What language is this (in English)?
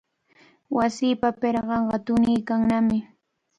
Cajatambo North Lima Quechua